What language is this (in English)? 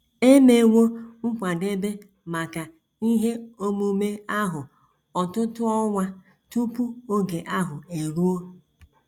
Igbo